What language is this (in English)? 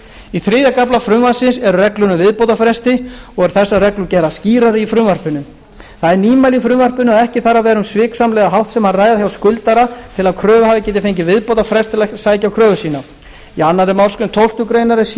Icelandic